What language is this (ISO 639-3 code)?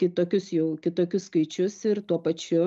lit